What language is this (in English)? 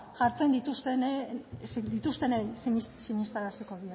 Basque